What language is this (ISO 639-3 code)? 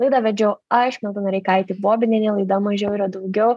lit